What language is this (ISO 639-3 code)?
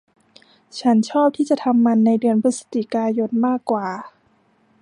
tha